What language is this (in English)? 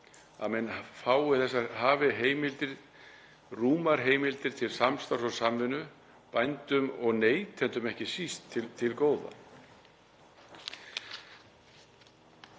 Icelandic